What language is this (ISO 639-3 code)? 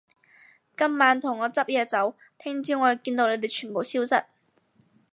yue